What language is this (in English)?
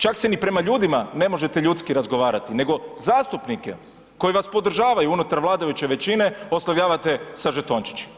Croatian